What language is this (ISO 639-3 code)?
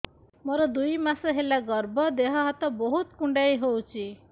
ori